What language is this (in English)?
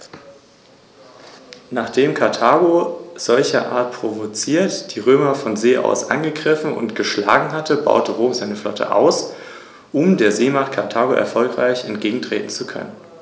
German